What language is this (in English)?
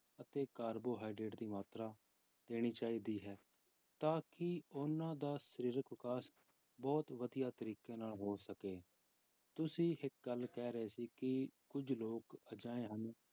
Punjabi